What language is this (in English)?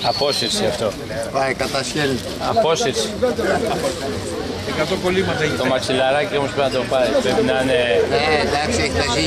Greek